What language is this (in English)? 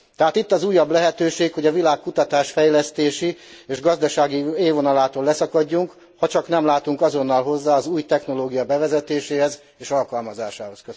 Hungarian